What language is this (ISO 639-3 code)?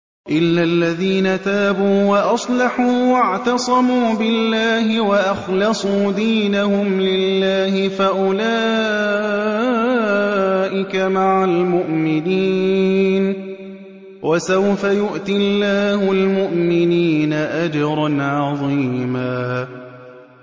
ara